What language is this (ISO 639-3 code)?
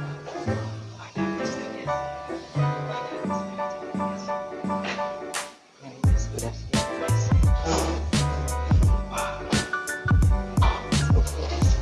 ind